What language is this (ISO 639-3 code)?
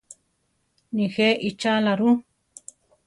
tar